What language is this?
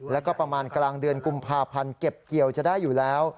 Thai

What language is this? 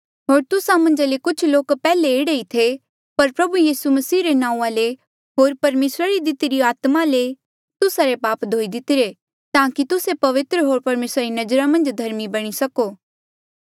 Mandeali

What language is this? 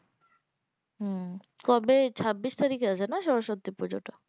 Bangla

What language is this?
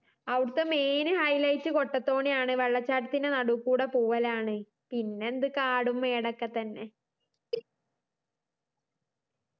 Malayalam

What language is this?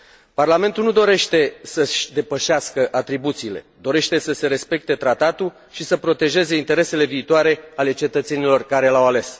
Romanian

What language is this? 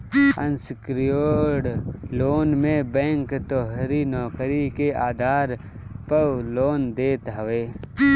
Bhojpuri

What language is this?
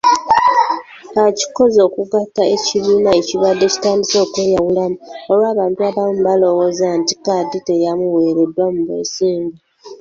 Ganda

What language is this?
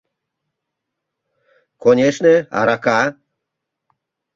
Mari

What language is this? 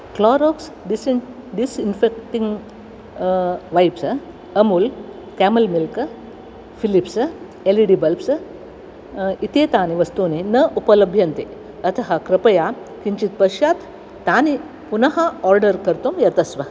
Sanskrit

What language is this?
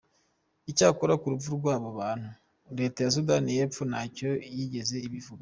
Kinyarwanda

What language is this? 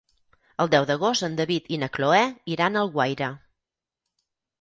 Catalan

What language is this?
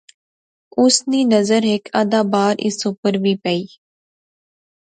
Pahari-Potwari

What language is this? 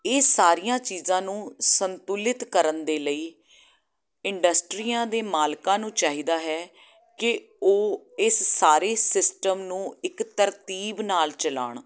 Punjabi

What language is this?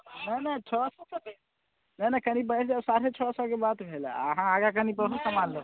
Maithili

